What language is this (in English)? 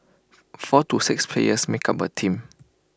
English